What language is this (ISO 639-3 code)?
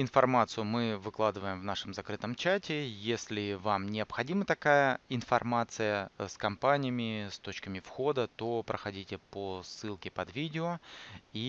rus